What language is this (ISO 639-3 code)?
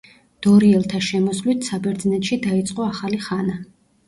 kat